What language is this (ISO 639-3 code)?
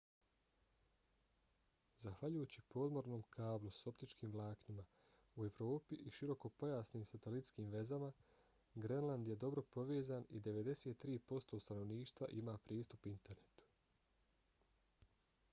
bos